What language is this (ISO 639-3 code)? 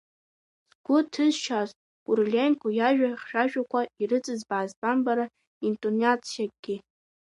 abk